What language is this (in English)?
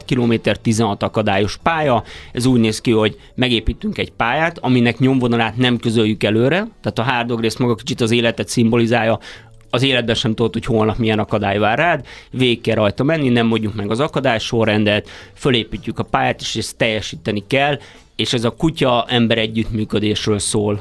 Hungarian